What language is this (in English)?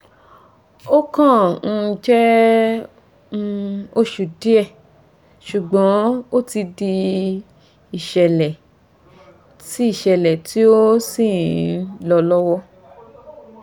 Yoruba